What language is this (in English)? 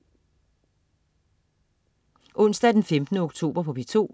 Danish